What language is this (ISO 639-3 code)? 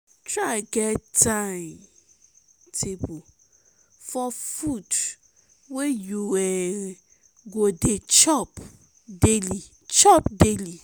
pcm